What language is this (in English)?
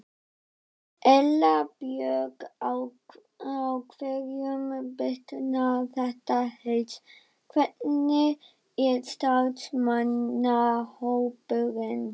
Icelandic